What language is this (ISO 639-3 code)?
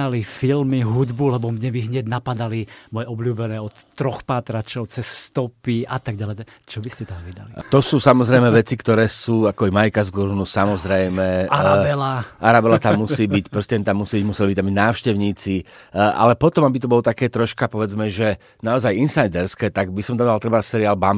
slk